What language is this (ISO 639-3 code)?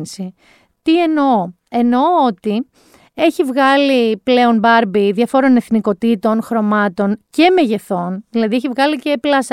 ell